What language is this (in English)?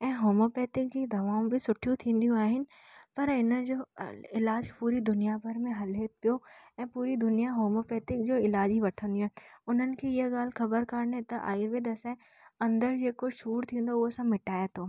Sindhi